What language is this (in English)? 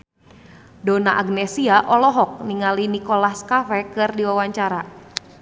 Sundanese